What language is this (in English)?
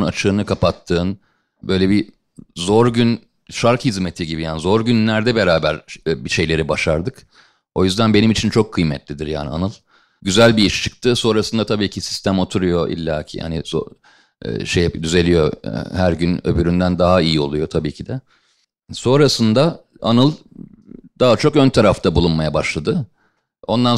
Turkish